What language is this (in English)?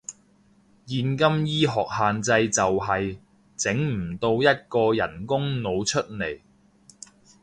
Cantonese